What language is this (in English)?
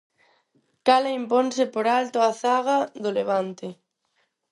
Galician